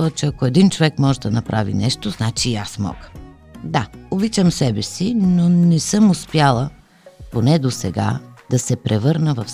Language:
Bulgarian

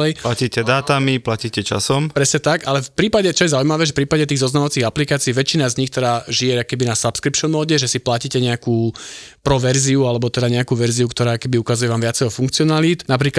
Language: Slovak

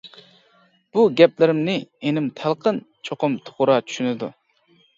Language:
Uyghur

